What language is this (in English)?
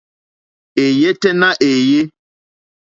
Mokpwe